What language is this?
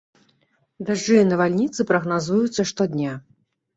Belarusian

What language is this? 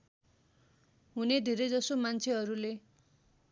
Nepali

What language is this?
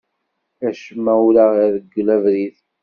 Kabyle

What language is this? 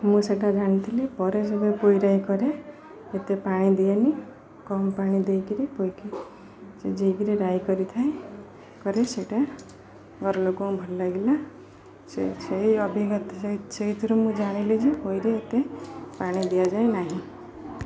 Odia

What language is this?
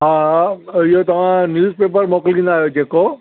Sindhi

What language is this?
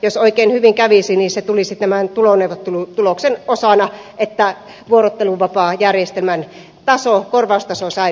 Finnish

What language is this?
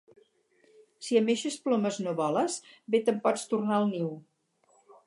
Catalan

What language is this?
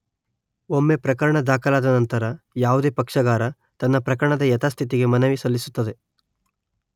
Kannada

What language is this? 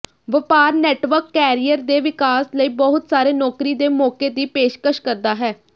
Punjabi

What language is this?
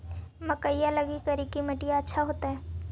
Magahi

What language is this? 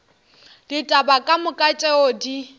Northern Sotho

